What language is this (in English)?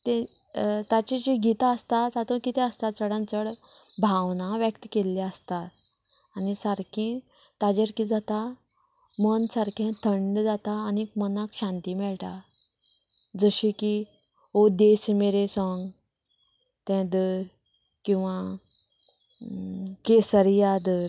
Konkani